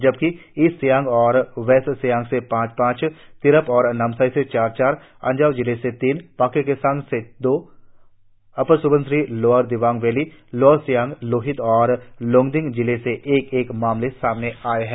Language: Hindi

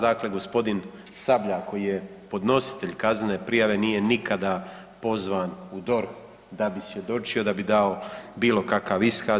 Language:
Croatian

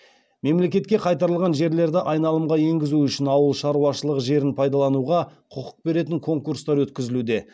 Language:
Kazakh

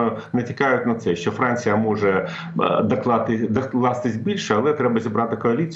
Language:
Ukrainian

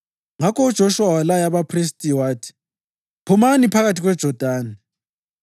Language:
North Ndebele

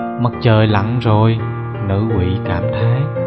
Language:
Vietnamese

